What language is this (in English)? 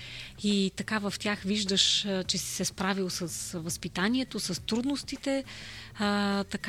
Bulgarian